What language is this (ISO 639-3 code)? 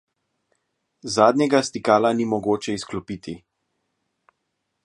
slv